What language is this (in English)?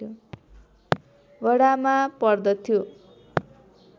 Nepali